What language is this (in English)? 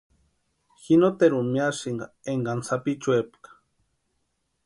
Western Highland Purepecha